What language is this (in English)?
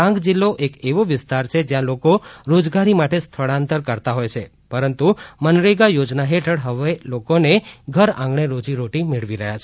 Gujarati